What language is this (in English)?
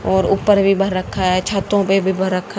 Hindi